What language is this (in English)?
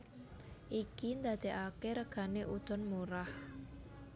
Javanese